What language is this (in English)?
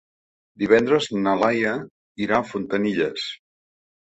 Catalan